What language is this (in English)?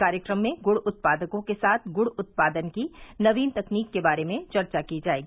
Hindi